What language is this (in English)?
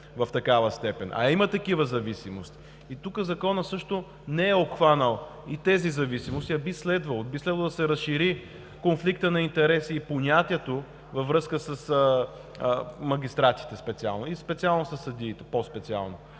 Bulgarian